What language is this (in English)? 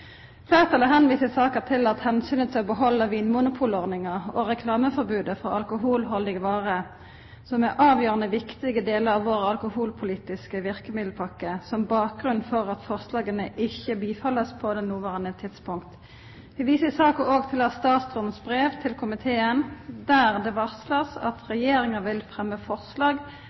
Norwegian Bokmål